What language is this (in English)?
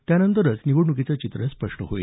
Marathi